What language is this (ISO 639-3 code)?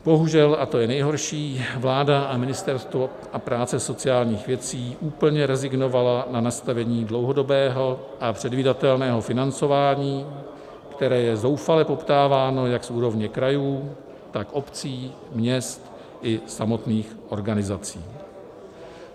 ces